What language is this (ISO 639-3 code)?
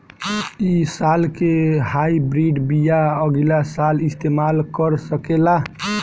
bho